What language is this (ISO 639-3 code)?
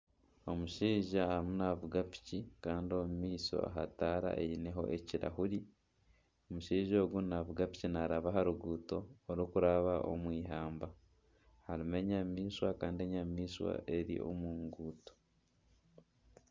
nyn